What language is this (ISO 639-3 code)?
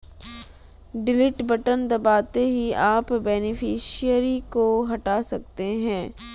hin